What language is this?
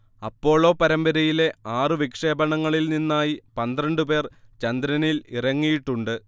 Malayalam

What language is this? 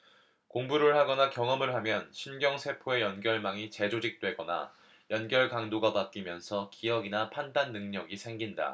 Korean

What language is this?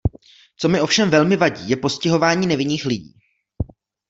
Czech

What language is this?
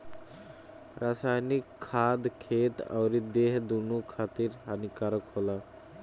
Bhojpuri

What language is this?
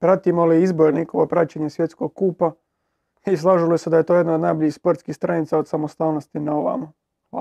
Croatian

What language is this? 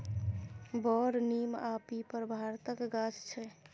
Maithili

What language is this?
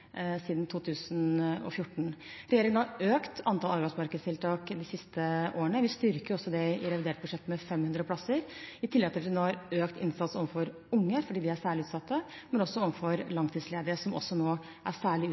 Norwegian Bokmål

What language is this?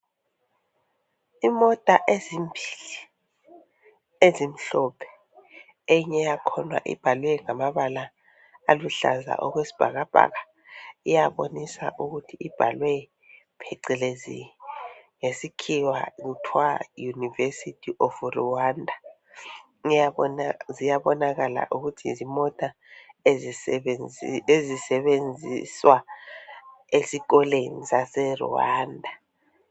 North Ndebele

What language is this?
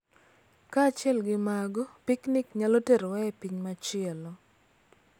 Luo (Kenya and Tanzania)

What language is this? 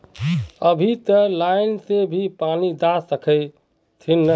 Magahi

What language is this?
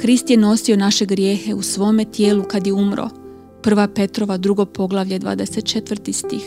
Croatian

